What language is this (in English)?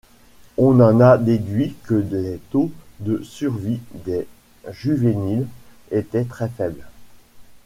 French